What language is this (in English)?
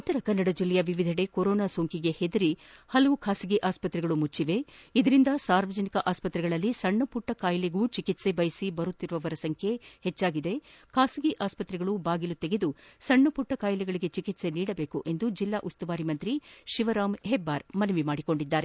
Kannada